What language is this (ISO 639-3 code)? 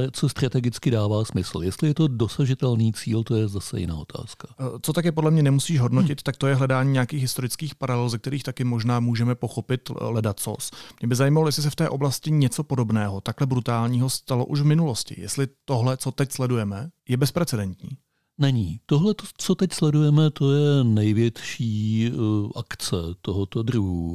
ces